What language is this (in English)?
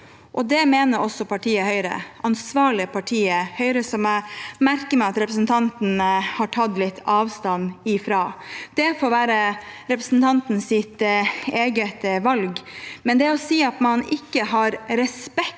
Norwegian